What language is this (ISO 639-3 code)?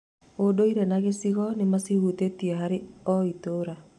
kik